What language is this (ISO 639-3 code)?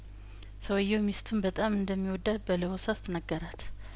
amh